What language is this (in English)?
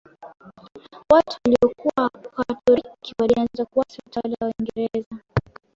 Swahili